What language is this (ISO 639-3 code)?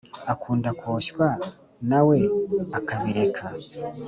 kin